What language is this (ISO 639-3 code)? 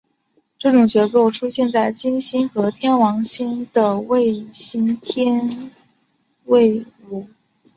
zho